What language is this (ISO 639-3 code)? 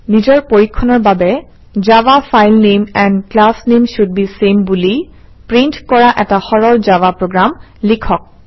asm